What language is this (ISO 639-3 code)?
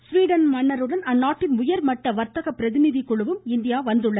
tam